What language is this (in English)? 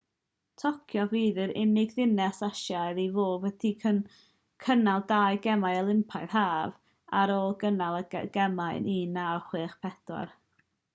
Welsh